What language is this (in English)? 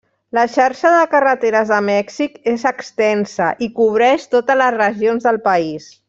Catalan